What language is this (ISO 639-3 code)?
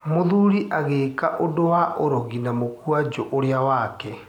kik